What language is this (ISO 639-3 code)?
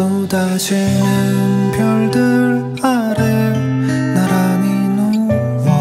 kor